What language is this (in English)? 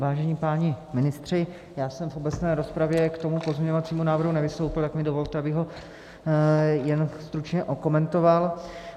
Czech